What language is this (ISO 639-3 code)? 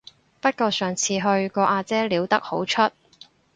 yue